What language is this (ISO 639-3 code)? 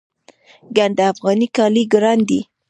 pus